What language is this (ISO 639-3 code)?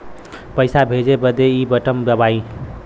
bho